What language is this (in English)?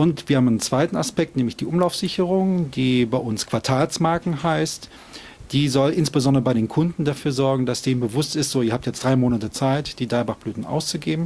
German